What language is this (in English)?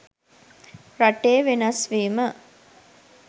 Sinhala